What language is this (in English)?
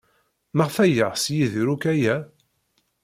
Kabyle